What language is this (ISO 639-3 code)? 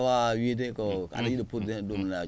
ful